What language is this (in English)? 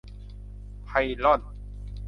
Thai